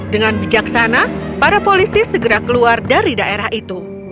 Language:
Indonesian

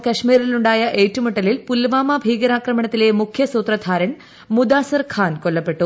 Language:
Malayalam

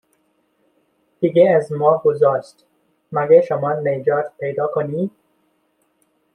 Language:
Persian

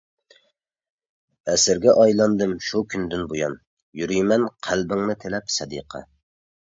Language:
Uyghur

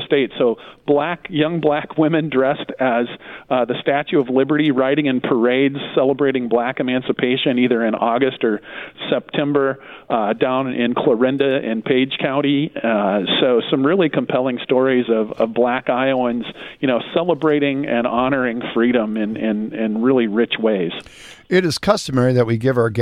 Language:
English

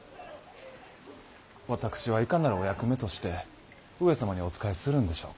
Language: Japanese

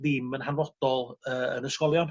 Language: Welsh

